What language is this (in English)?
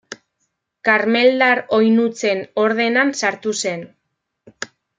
Basque